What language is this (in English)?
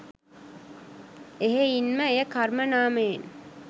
Sinhala